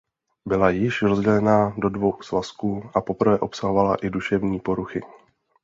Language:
Czech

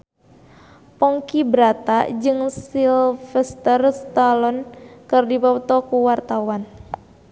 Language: Sundanese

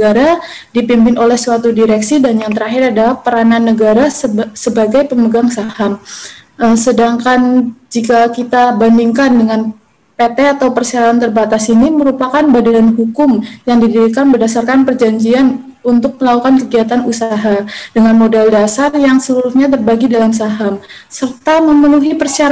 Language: Indonesian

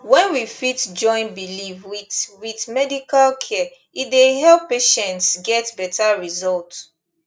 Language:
Nigerian Pidgin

